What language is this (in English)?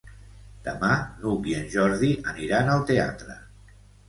Catalan